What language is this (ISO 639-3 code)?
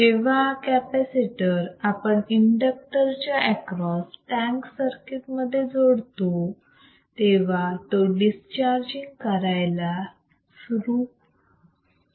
mar